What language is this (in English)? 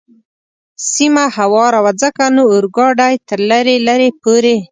Pashto